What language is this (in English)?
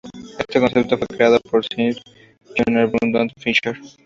Spanish